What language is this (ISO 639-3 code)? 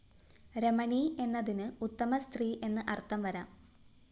mal